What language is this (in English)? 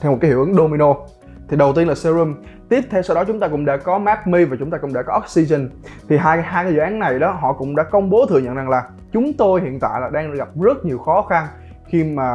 Vietnamese